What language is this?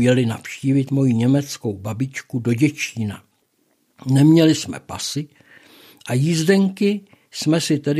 Czech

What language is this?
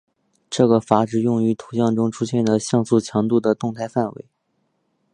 Chinese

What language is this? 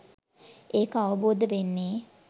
Sinhala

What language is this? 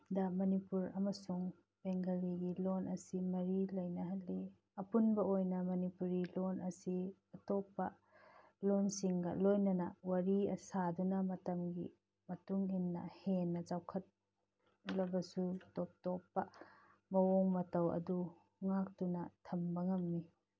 Manipuri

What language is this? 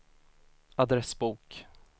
Swedish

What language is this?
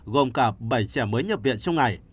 Vietnamese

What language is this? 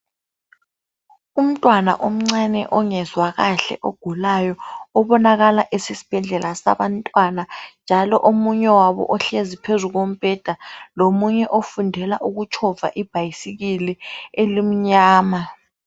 North Ndebele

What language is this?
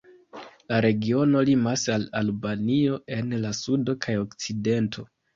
Esperanto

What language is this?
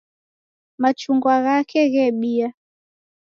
Taita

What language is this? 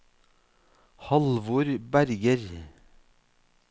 Norwegian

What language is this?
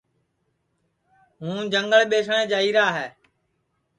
Sansi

